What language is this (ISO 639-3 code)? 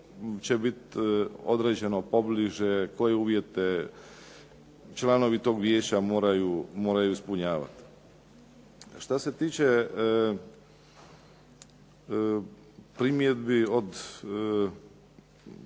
hrv